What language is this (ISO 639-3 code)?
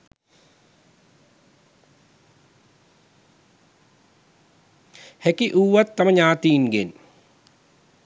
sin